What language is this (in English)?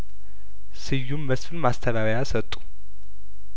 Amharic